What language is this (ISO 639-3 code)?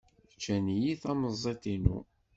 kab